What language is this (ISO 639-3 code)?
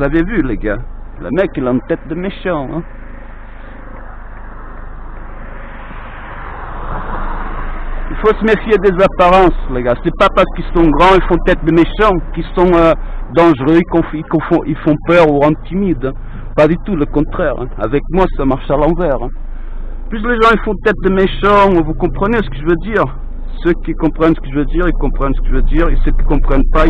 fra